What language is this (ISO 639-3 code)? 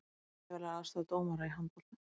isl